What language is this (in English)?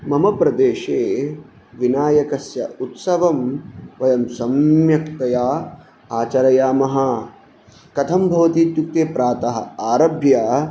Sanskrit